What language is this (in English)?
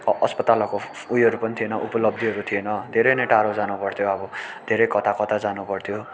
Nepali